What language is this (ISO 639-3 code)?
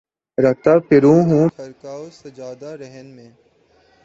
urd